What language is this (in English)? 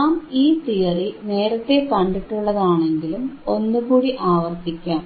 Malayalam